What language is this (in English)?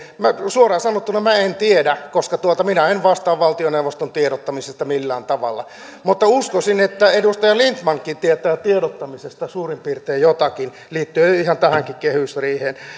Finnish